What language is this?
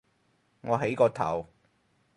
Cantonese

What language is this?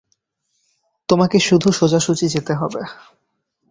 Bangla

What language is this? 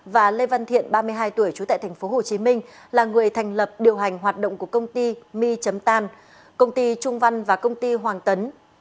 Vietnamese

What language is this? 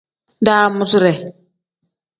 Tem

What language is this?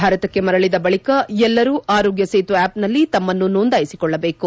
Kannada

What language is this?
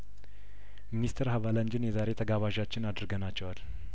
Amharic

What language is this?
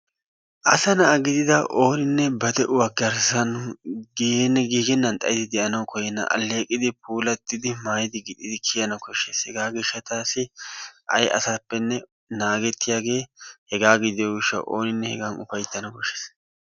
Wolaytta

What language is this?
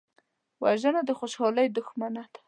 Pashto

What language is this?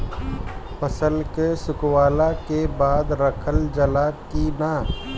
Bhojpuri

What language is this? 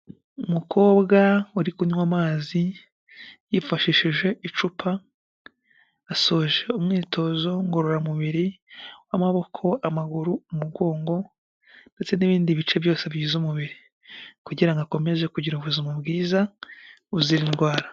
Kinyarwanda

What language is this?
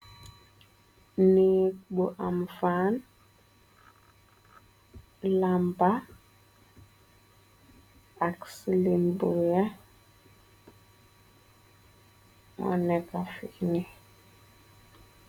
Wolof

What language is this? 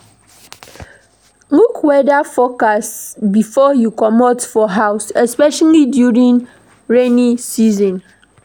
Nigerian Pidgin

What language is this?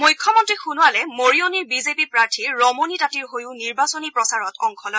Assamese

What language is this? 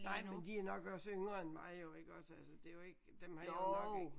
Danish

